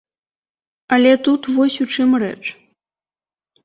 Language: Belarusian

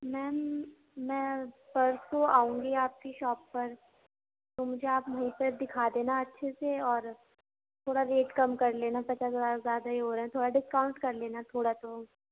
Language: Urdu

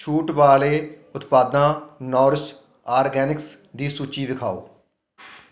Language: Punjabi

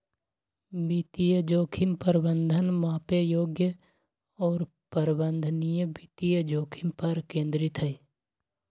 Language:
Magahi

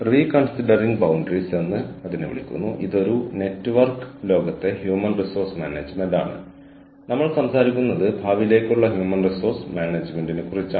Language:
Malayalam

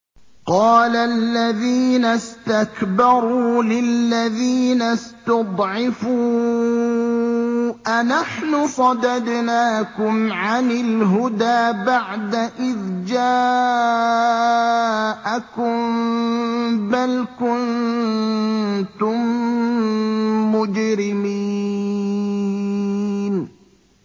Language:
Arabic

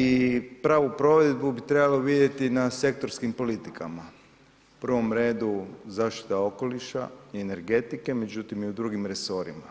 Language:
Croatian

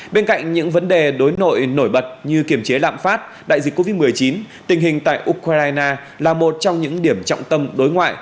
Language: Vietnamese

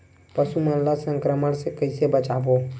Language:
Chhattisgarhi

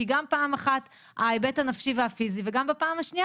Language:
Hebrew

